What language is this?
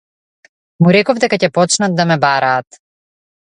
Macedonian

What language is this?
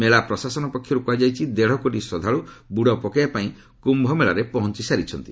Odia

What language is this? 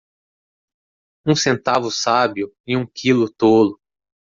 Portuguese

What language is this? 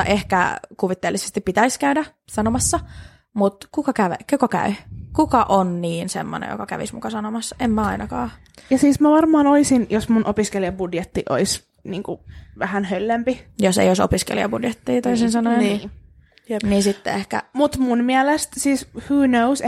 Finnish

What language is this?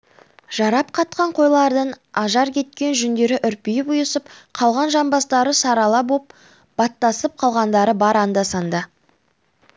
Kazakh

